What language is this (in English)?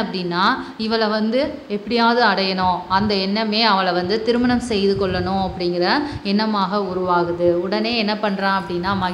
English